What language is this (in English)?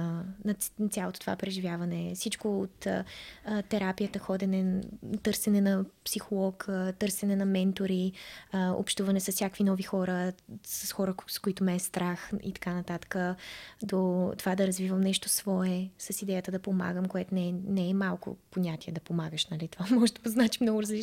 Bulgarian